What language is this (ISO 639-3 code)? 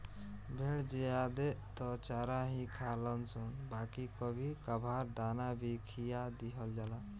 bho